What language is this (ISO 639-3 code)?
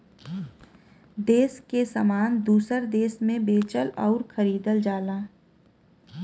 bho